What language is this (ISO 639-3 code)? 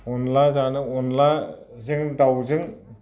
brx